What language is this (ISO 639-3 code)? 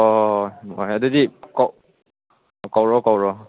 mni